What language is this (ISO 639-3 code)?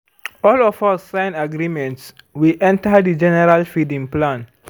pcm